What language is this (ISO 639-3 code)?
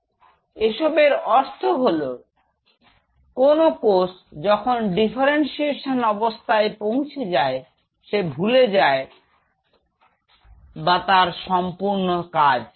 ben